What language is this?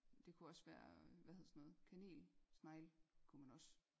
Danish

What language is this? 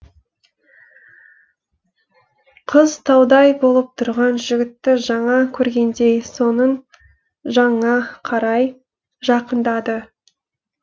Kazakh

